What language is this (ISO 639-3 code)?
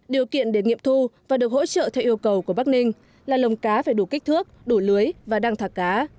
vie